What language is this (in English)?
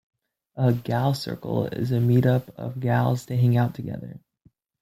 English